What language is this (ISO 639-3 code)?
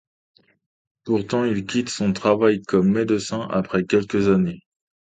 fra